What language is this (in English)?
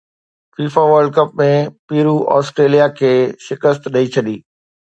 Sindhi